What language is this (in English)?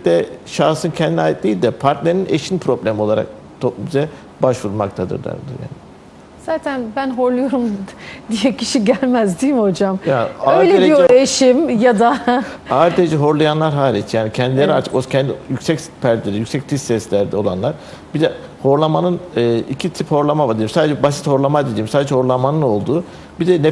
Turkish